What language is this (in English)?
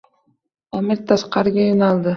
Uzbek